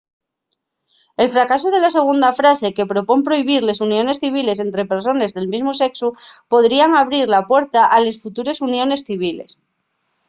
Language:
Asturian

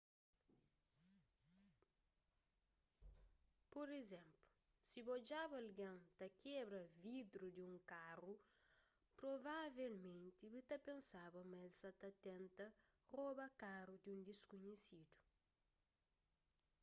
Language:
Kabuverdianu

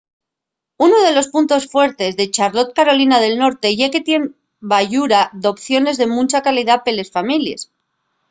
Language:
Asturian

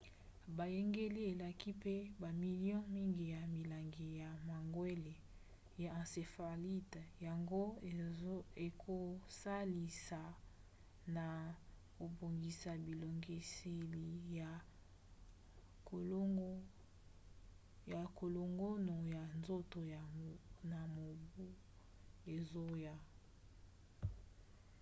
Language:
Lingala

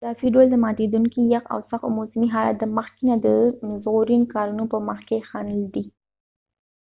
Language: Pashto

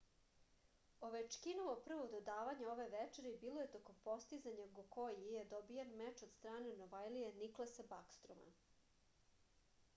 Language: Serbian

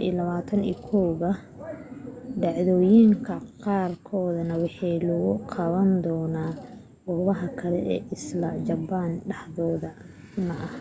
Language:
Somali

